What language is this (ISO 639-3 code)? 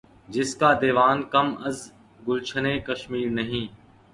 urd